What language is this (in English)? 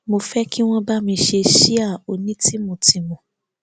Yoruba